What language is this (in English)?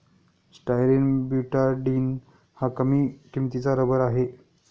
Marathi